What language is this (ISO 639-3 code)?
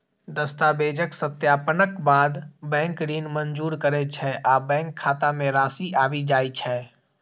mai